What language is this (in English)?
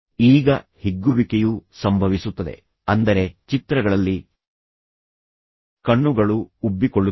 Kannada